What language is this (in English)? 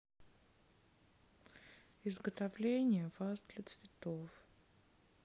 Russian